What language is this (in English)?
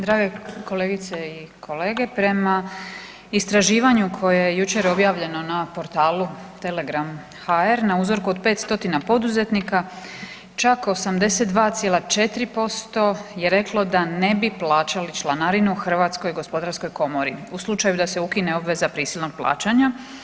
Croatian